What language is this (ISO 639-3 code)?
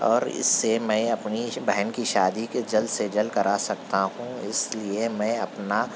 urd